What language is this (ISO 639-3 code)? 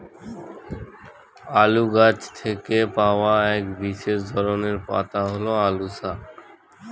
ben